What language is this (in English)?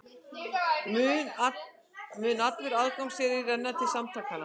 Icelandic